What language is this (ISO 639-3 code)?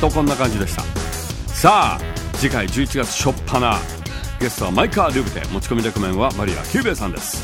jpn